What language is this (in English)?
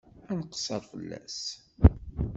Kabyle